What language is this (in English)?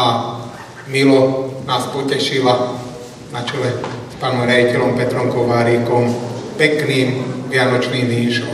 Slovak